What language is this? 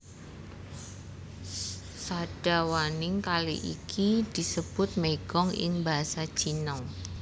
Javanese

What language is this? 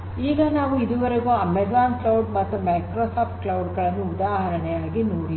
Kannada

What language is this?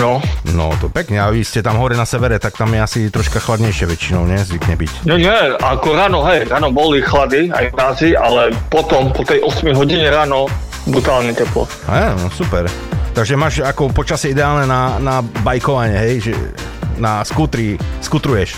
Slovak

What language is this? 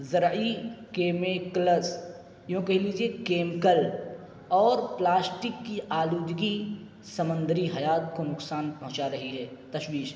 Urdu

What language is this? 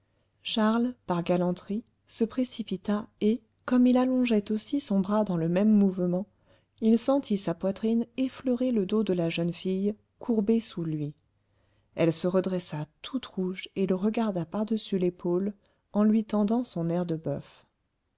French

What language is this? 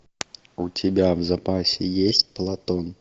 Russian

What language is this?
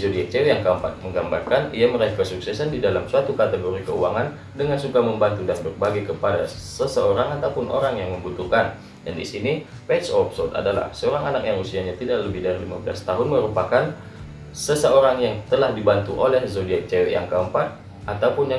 Indonesian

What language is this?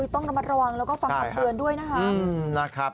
Thai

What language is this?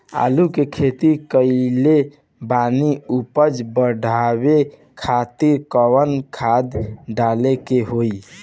Bhojpuri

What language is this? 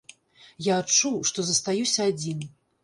Belarusian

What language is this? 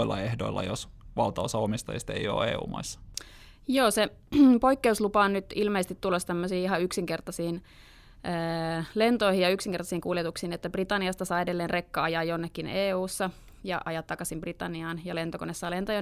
Finnish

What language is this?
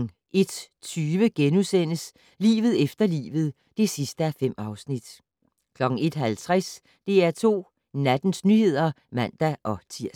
Danish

